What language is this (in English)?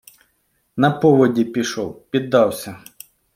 Ukrainian